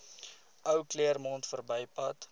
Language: Afrikaans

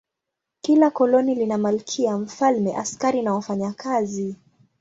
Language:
Swahili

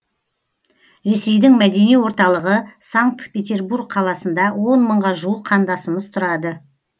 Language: Kazakh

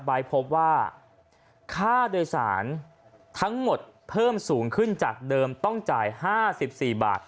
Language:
Thai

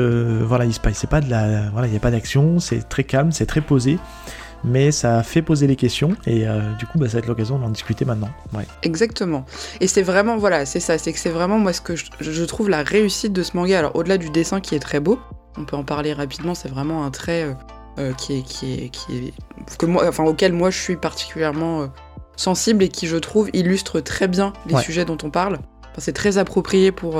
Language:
French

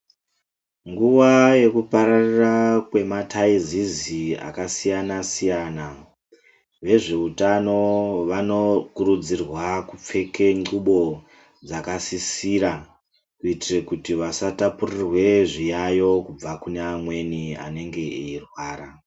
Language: Ndau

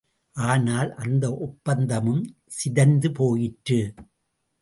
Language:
Tamil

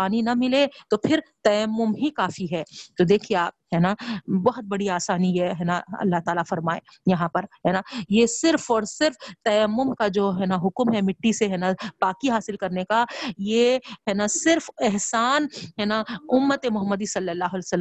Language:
Urdu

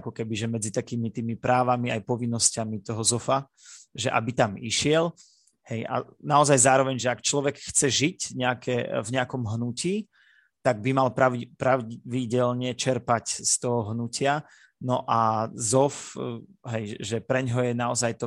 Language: Slovak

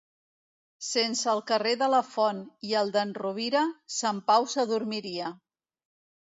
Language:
Catalan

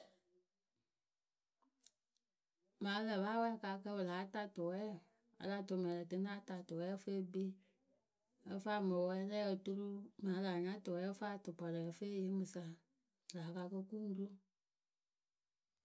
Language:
Akebu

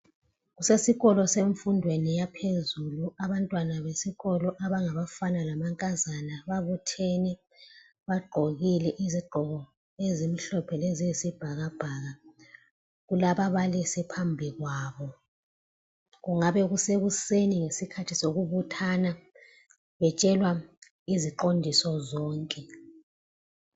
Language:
North Ndebele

